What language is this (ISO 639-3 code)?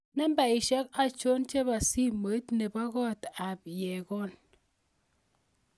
kln